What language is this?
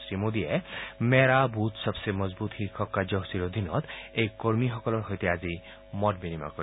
Assamese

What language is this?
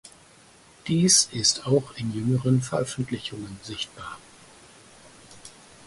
German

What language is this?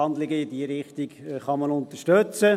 Swiss German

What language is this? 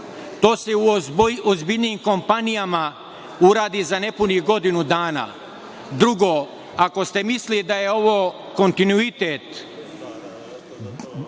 Serbian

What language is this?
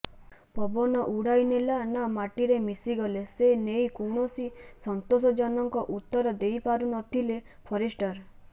Odia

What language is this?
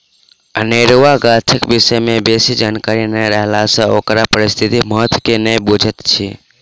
Maithili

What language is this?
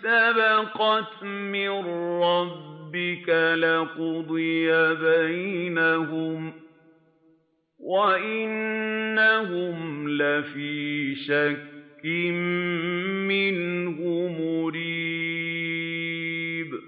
Arabic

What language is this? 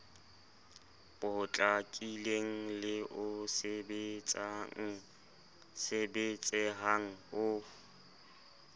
Southern Sotho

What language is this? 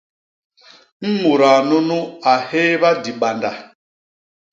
Basaa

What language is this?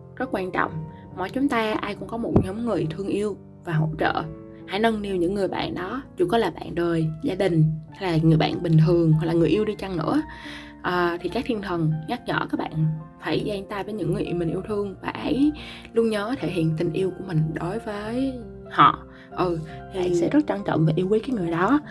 Vietnamese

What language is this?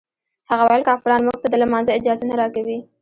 Pashto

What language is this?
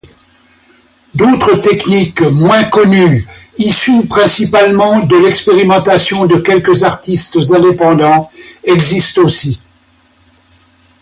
French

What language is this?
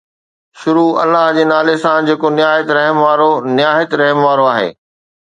Sindhi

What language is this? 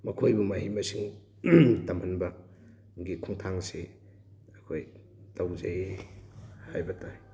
Manipuri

